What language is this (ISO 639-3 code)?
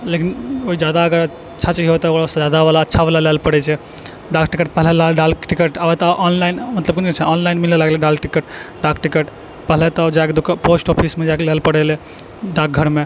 mai